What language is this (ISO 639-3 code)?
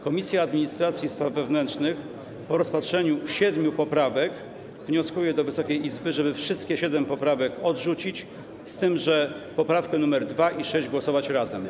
pol